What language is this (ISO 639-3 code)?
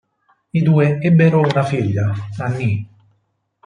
ita